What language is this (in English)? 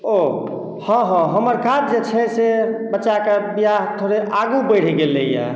Maithili